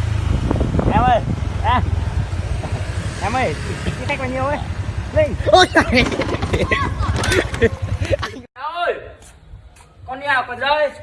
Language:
Vietnamese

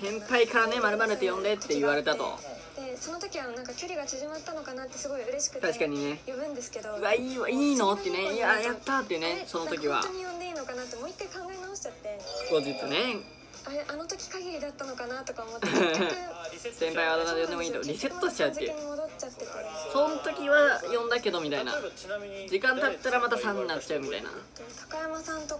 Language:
Japanese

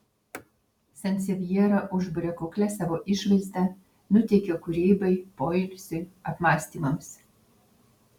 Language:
Lithuanian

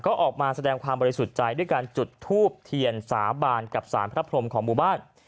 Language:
Thai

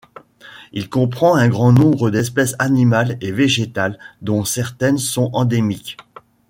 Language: French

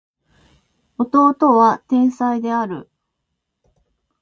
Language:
Japanese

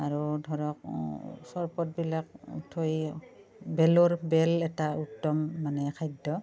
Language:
Assamese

